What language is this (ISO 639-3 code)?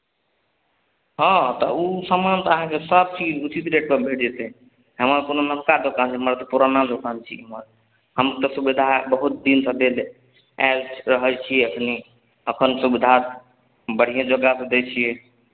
mai